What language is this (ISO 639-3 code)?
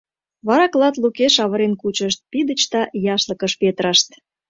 chm